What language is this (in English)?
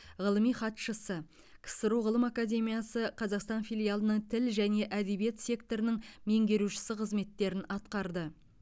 Kazakh